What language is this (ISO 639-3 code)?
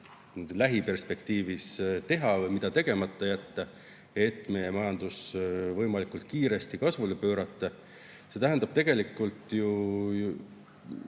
est